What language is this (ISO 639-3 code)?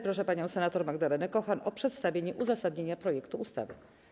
pol